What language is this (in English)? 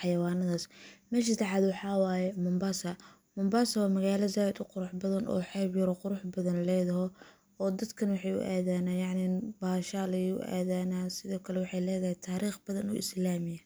Somali